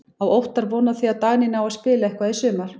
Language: Icelandic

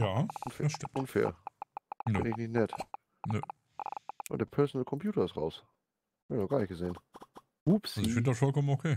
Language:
German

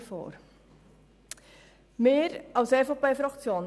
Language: Swiss German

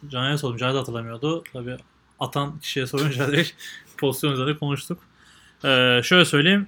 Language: Turkish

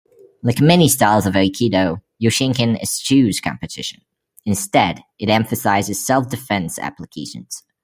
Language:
English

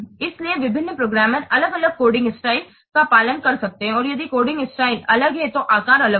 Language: Hindi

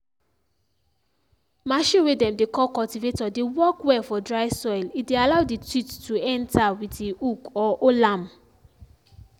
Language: Nigerian Pidgin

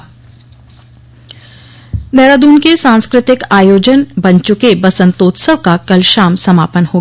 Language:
Hindi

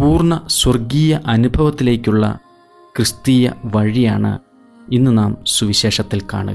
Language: Malayalam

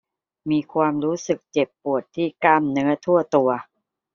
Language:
Thai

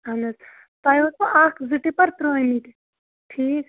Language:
Kashmiri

